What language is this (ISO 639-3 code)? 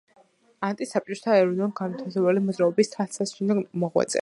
kat